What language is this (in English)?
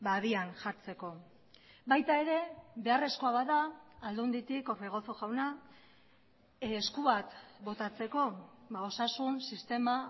Basque